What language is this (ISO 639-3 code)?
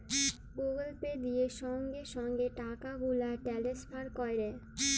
ben